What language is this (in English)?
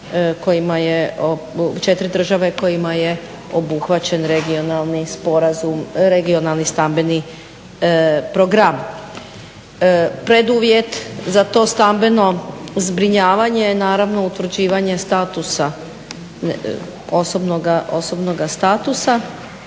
Croatian